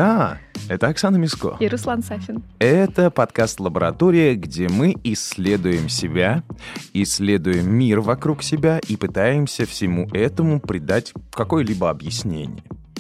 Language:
Russian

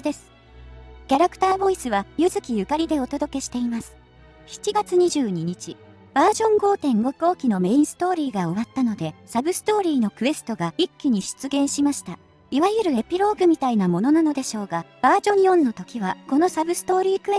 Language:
Japanese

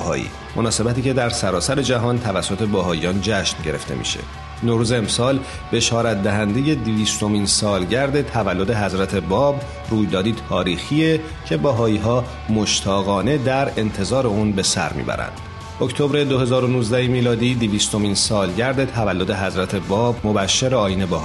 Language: Persian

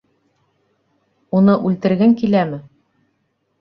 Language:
Bashkir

